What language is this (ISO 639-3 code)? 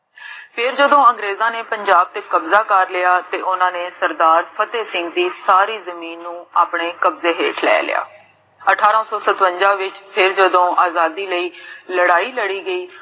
pan